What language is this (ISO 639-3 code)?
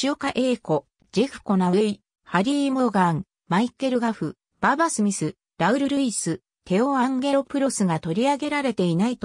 jpn